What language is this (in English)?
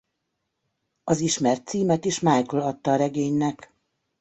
Hungarian